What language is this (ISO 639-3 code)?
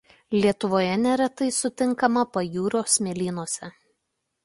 lit